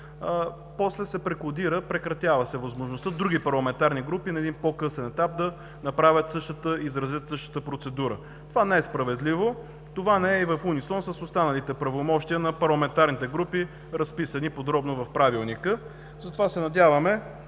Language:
Bulgarian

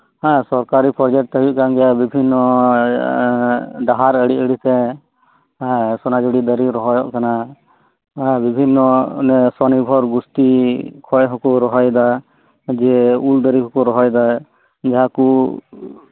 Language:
Santali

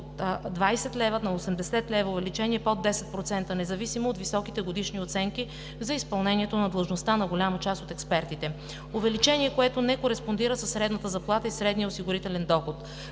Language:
Bulgarian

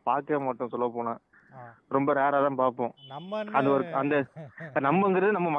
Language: Tamil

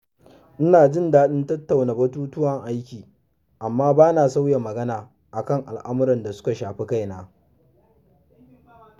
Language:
Hausa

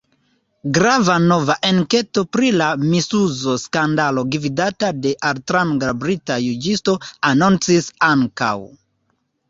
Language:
Esperanto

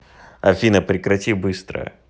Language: Russian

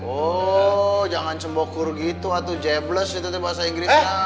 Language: Indonesian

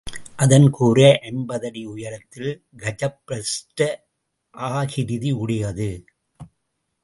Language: Tamil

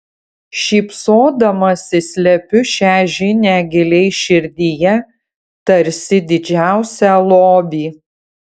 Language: Lithuanian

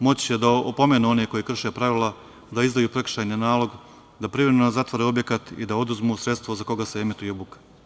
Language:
Serbian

